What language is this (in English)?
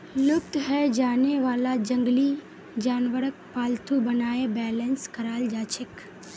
Magahi